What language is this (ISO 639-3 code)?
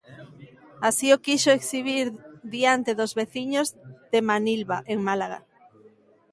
glg